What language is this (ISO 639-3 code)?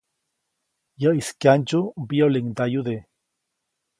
zoc